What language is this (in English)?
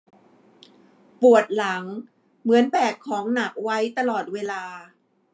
Thai